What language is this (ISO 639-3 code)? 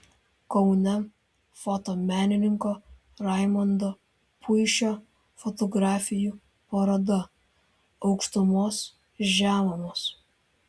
lit